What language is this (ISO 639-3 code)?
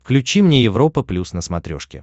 rus